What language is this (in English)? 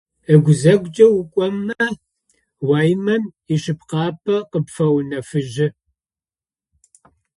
Adyghe